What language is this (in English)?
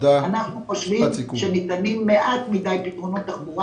Hebrew